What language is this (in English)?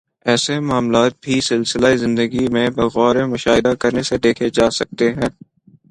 Urdu